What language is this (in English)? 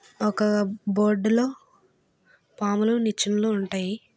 Telugu